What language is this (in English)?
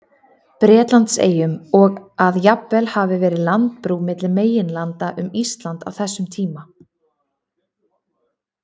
Icelandic